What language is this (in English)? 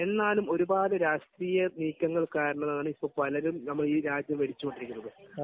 Malayalam